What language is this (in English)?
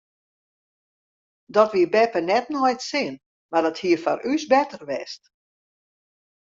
Western Frisian